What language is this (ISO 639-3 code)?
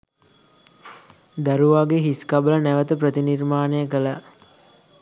sin